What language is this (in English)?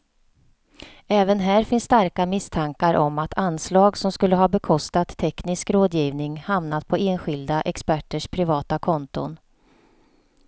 Swedish